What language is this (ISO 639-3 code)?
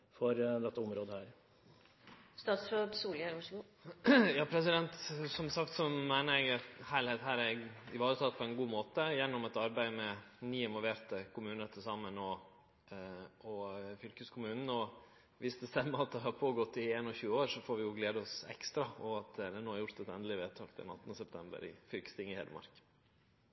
nor